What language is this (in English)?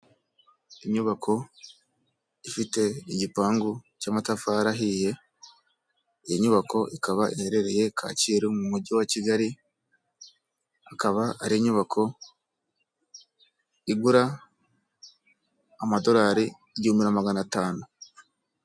Kinyarwanda